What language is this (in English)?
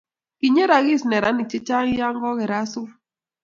Kalenjin